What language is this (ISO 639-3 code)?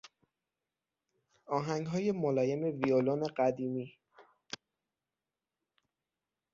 fas